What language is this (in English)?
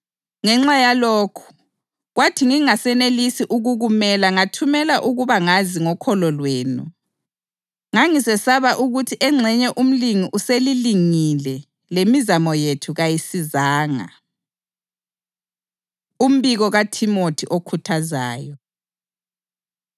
North Ndebele